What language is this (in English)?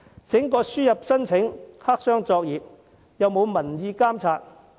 Cantonese